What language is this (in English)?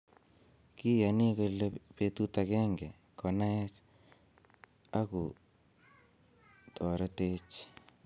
Kalenjin